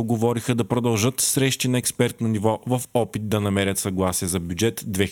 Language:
Bulgarian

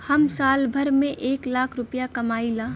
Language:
Bhojpuri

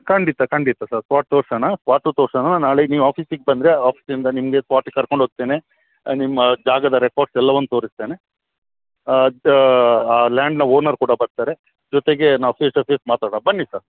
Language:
Kannada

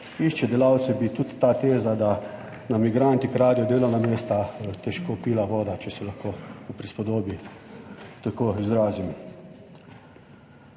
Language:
Slovenian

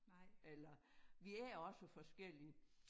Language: Danish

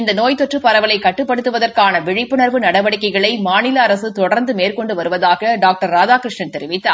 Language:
Tamil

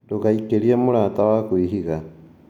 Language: Kikuyu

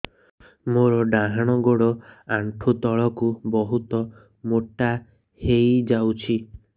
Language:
Odia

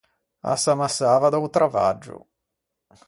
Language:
Ligurian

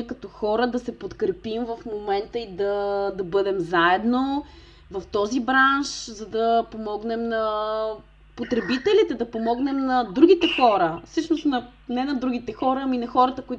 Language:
Bulgarian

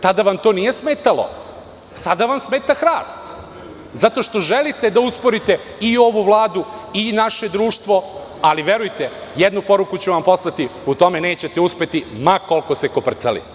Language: Serbian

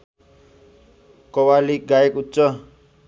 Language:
Nepali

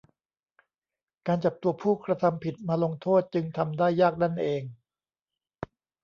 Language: Thai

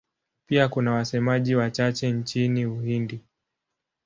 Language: Swahili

